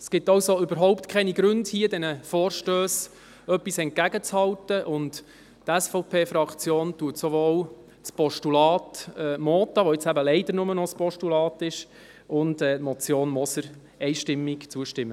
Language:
Swiss German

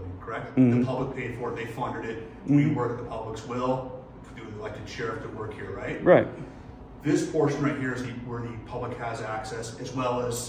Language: English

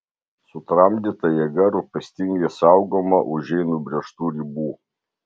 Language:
Lithuanian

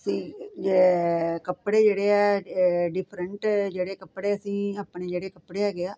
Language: Punjabi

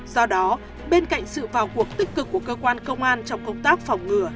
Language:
Vietnamese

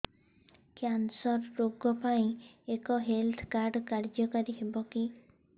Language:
Odia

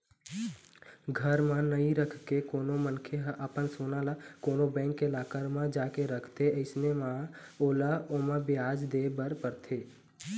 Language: Chhattisgarhi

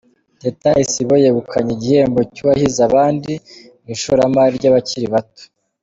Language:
Kinyarwanda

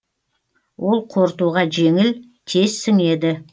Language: Kazakh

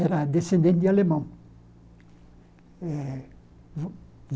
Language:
Portuguese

